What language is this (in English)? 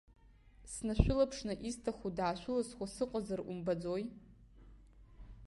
Abkhazian